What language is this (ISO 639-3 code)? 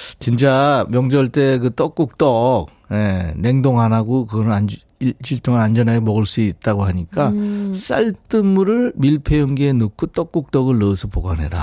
kor